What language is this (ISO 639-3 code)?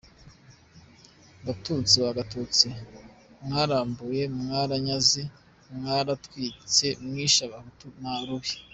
kin